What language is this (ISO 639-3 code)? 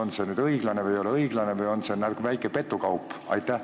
est